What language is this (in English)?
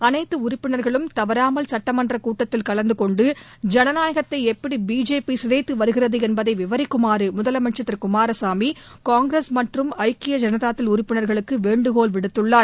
Tamil